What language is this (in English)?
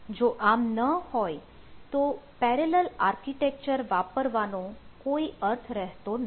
Gujarati